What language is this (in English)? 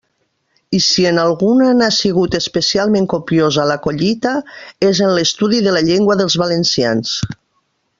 Catalan